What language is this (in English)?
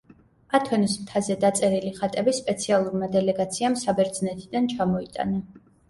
Georgian